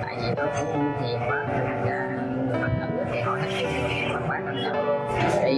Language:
Vietnamese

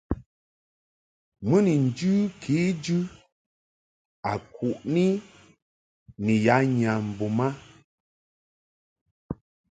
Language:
Mungaka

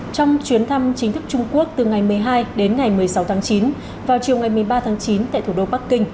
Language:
Vietnamese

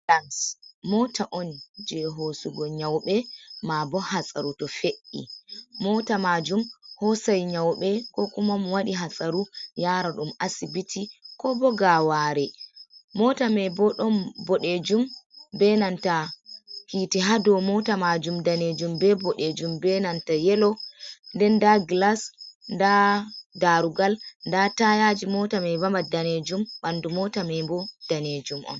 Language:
Fula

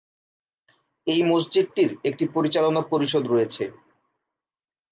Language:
Bangla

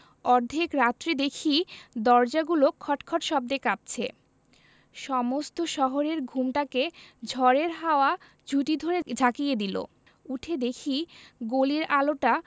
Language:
Bangla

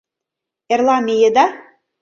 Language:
Mari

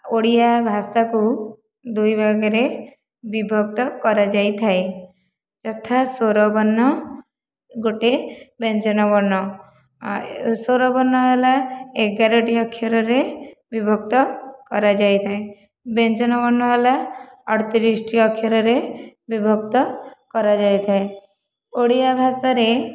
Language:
Odia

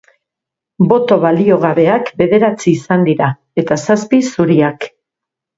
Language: Basque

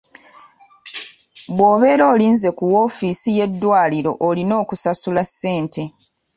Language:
Ganda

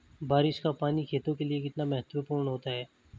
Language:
Hindi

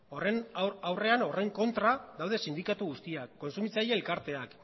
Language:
Basque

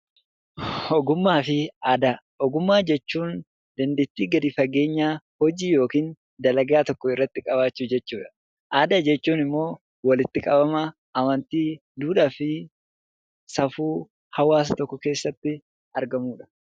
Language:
Oromo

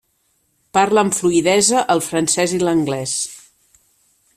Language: Catalan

